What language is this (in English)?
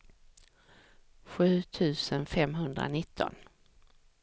Swedish